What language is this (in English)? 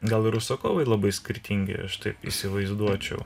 Lithuanian